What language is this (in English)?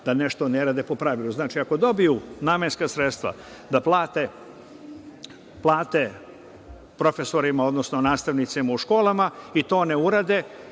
Serbian